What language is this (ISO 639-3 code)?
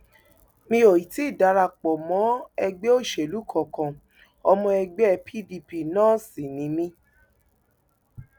yor